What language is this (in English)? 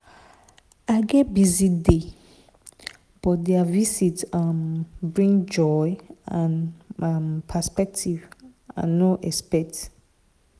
Nigerian Pidgin